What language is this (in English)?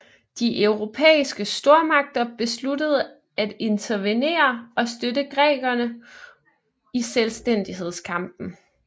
Danish